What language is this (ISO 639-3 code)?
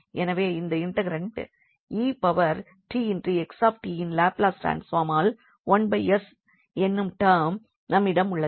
tam